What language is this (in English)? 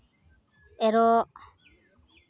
Santali